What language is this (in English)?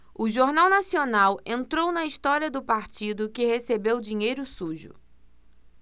Portuguese